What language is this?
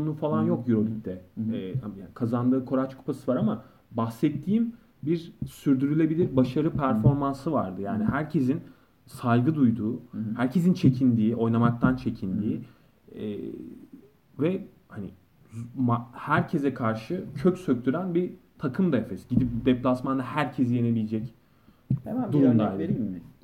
Turkish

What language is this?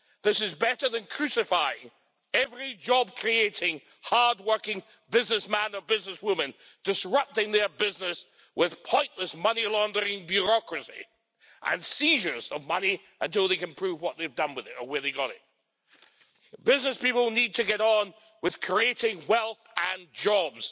English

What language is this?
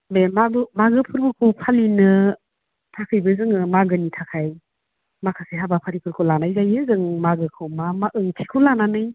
Bodo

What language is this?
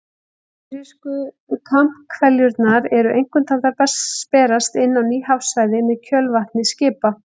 Icelandic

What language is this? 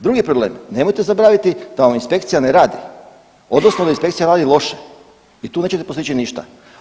Croatian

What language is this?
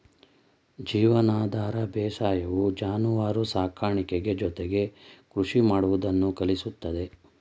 Kannada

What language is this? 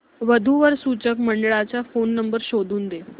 Marathi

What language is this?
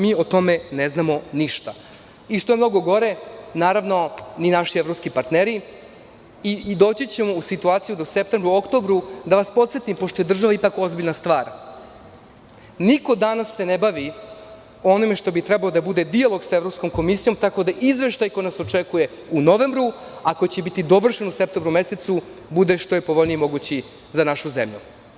Serbian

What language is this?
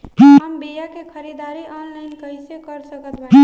Bhojpuri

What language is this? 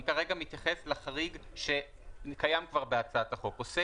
Hebrew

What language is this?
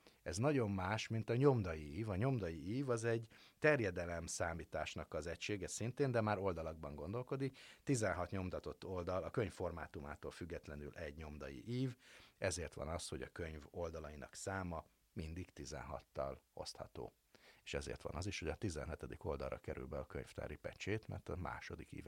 Hungarian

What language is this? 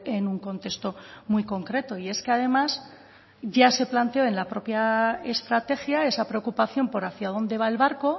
Spanish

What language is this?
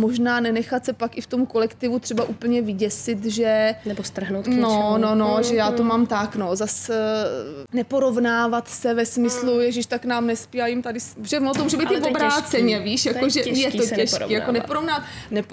Czech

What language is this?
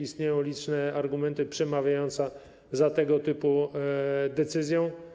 Polish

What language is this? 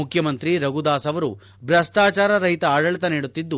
Kannada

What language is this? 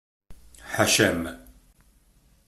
Kabyle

